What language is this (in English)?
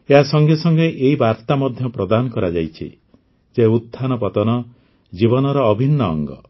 Odia